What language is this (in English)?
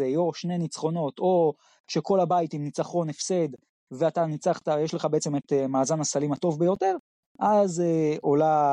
Hebrew